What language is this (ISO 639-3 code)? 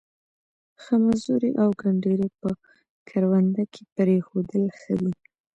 pus